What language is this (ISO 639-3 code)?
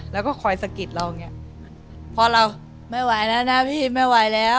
tha